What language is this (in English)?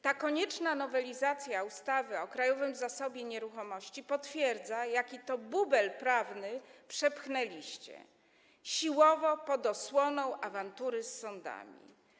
Polish